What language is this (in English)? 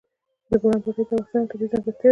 Pashto